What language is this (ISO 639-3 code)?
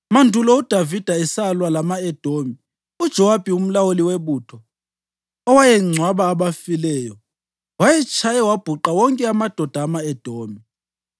nde